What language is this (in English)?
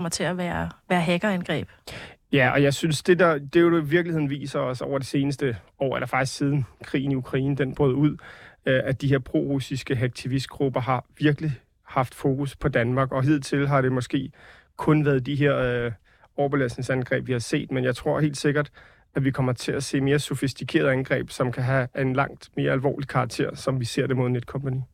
Danish